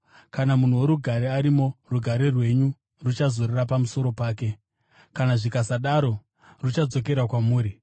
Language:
Shona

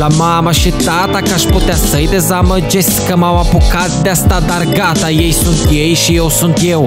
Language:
Romanian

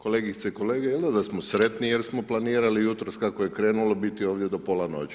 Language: Croatian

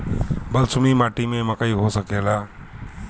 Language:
Bhojpuri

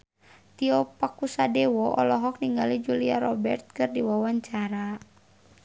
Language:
Sundanese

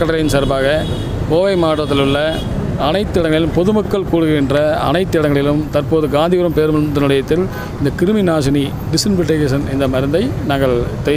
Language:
Dutch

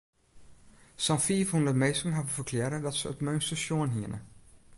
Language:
Western Frisian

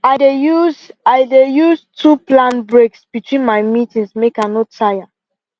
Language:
Nigerian Pidgin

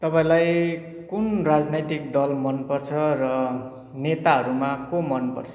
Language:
Nepali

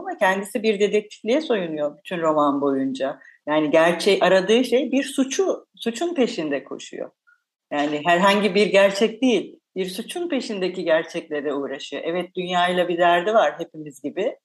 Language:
Turkish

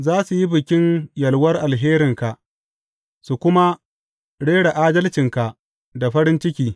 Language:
Hausa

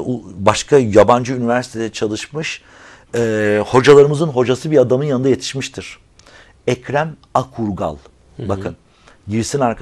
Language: Turkish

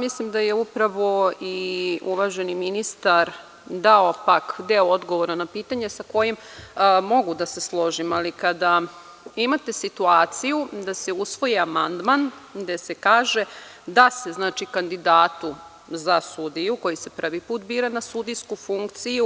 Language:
Serbian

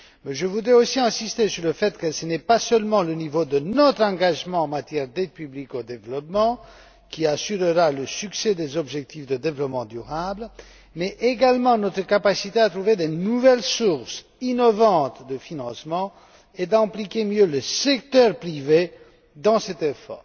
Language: French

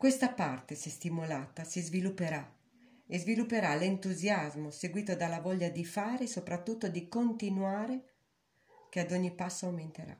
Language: Italian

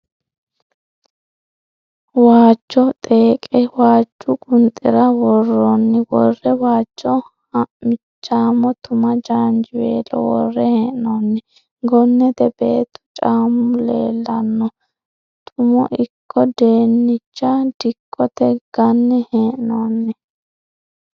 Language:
Sidamo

